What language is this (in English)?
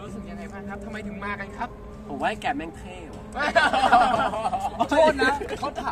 Thai